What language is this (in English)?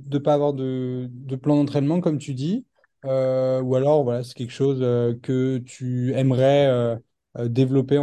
French